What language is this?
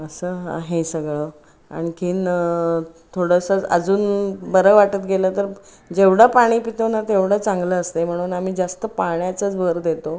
Marathi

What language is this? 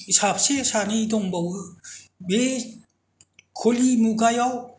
Bodo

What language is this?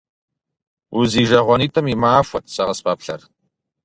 Kabardian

